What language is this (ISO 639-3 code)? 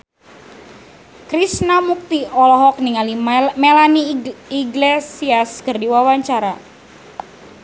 sun